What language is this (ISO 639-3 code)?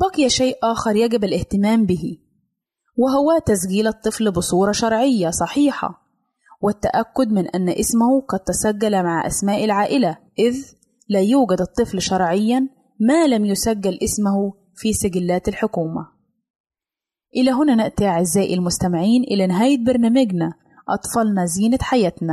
ara